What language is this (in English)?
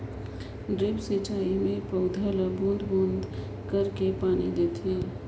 Chhattisgarhi